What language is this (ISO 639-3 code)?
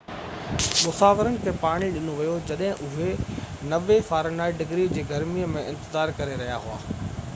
snd